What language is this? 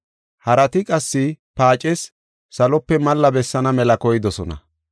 Gofa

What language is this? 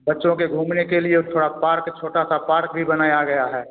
Hindi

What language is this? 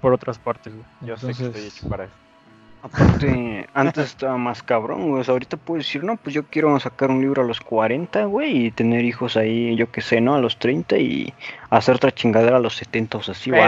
Spanish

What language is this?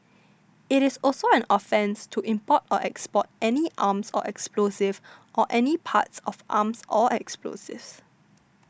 English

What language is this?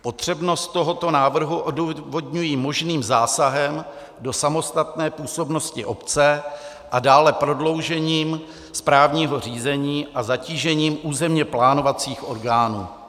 Czech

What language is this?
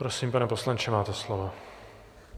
Czech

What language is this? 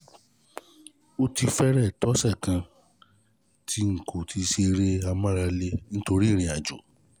Yoruba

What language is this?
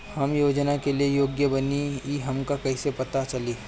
Bhojpuri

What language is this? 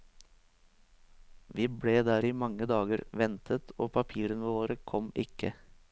Norwegian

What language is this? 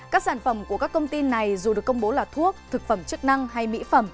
Vietnamese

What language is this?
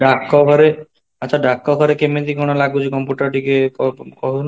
Odia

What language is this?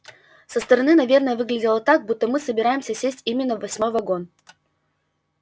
Russian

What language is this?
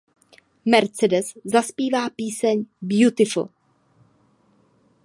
Czech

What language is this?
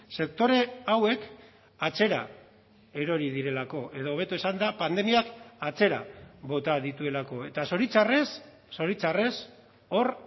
Basque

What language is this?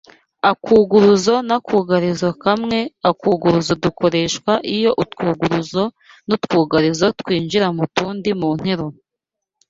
Kinyarwanda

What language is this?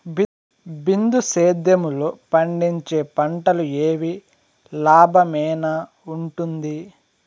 Telugu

